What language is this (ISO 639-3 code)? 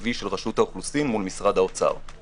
heb